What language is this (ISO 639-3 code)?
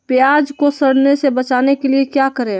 mag